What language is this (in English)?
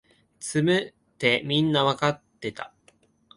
Japanese